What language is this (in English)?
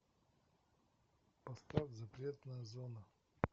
Russian